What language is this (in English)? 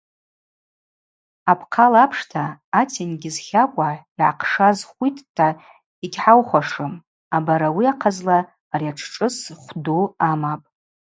Abaza